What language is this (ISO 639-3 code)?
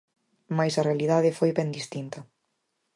glg